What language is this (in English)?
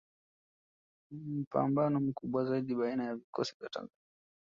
Swahili